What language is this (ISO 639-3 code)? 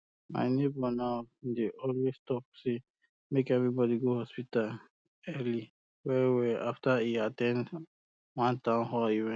pcm